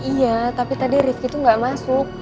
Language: Indonesian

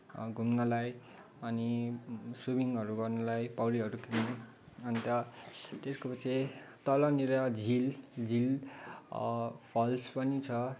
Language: Nepali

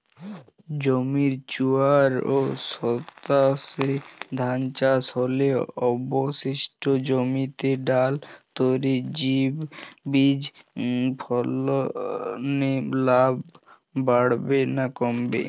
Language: Bangla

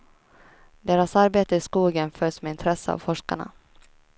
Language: Swedish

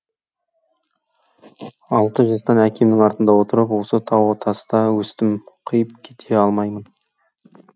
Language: Kazakh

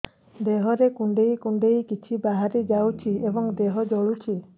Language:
Odia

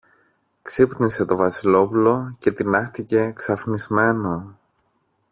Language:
Greek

